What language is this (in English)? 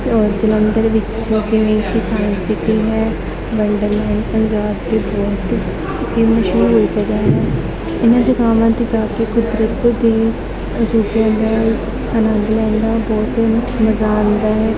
Punjabi